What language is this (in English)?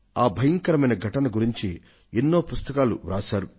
Telugu